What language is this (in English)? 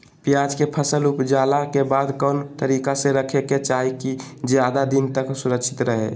Magahi